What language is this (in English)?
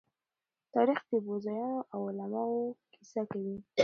Pashto